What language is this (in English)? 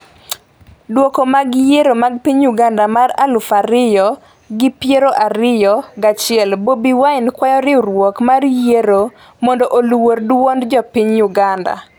Luo (Kenya and Tanzania)